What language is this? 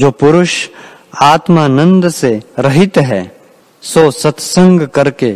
Hindi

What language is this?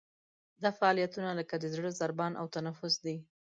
Pashto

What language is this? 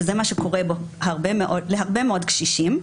Hebrew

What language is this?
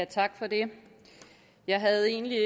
Danish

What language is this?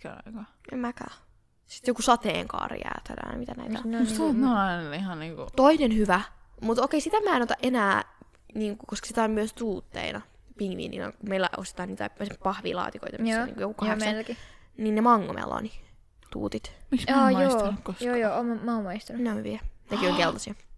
Finnish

